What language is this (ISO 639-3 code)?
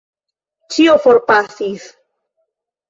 epo